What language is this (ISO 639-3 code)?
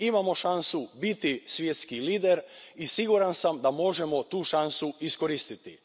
hrv